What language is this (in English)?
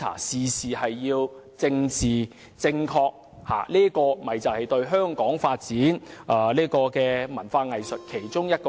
Cantonese